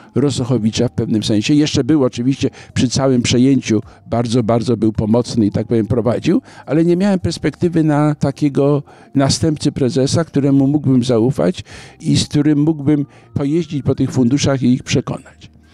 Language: Polish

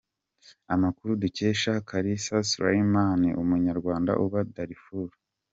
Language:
Kinyarwanda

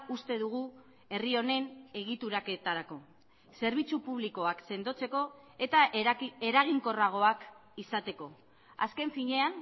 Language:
Basque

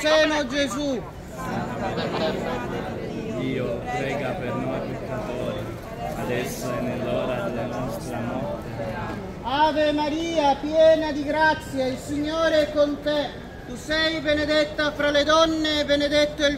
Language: Italian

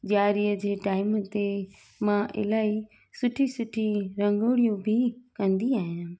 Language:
Sindhi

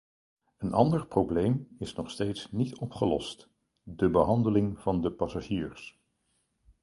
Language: Dutch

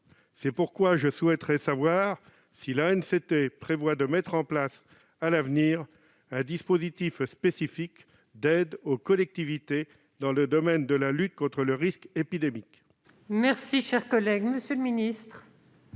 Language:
French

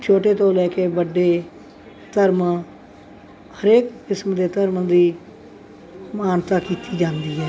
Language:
Punjabi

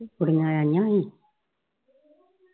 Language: Punjabi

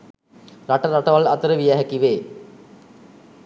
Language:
Sinhala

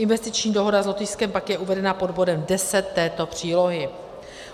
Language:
Czech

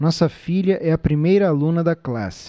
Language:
Portuguese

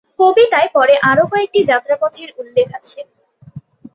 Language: Bangla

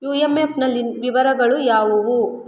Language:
Kannada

